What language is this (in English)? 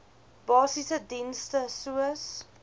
Afrikaans